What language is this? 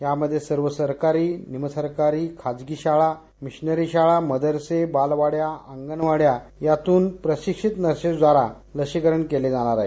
Marathi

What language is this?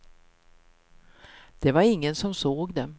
Swedish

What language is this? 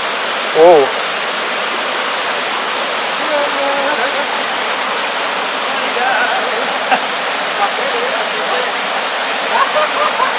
Indonesian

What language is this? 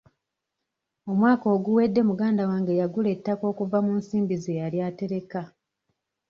Ganda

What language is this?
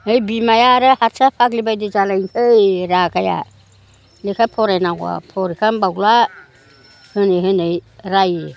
Bodo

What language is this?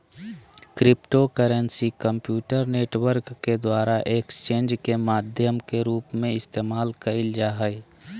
Magahi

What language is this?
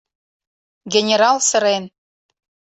Mari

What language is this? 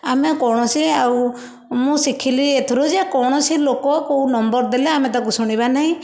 Odia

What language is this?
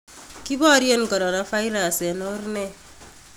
Kalenjin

